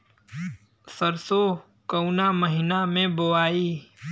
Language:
Bhojpuri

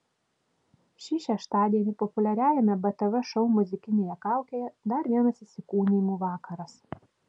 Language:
Lithuanian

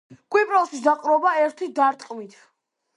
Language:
Georgian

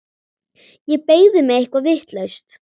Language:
Icelandic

